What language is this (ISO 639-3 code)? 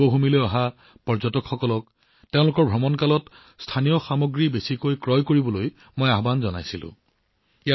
asm